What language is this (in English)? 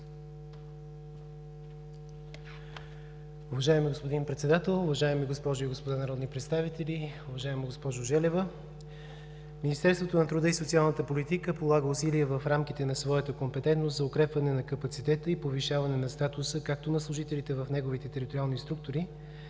Bulgarian